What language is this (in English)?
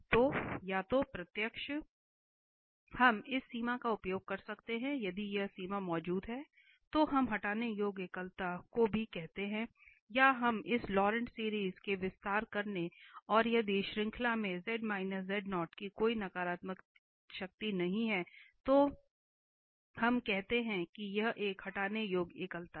Hindi